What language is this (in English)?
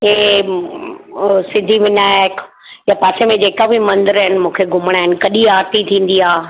Sindhi